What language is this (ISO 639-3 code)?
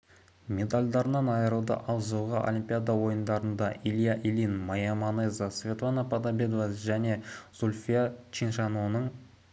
kaz